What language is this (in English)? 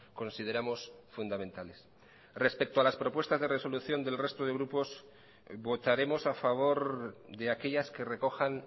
Spanish